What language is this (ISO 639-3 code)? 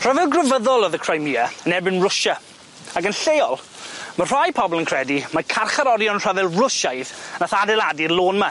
cym